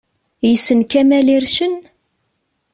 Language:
Kabyle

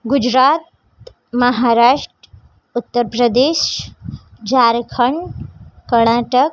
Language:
Gujarati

